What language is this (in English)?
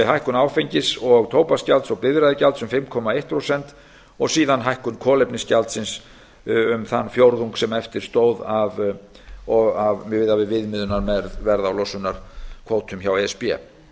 Icelandic